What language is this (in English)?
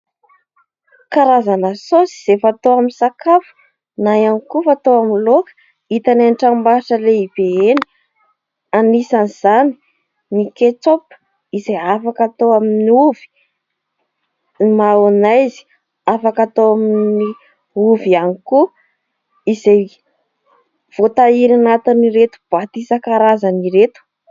Malagasy